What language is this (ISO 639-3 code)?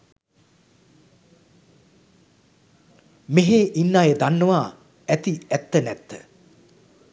sin